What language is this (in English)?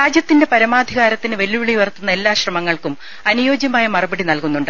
Malayalam